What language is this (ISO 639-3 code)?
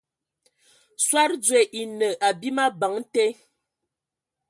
ewo